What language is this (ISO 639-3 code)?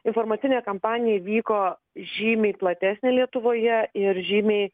lit